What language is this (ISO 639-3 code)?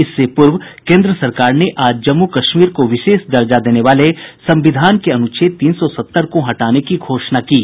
hin